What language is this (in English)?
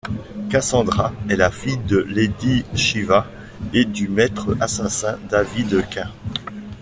French